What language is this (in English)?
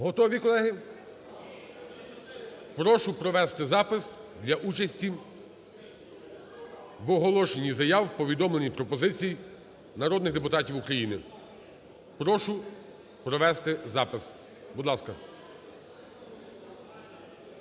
Ukrainian